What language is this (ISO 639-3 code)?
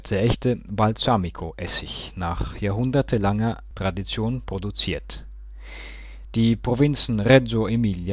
deu